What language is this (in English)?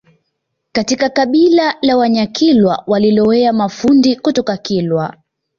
Swahili